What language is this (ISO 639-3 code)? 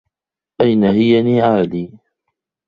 ara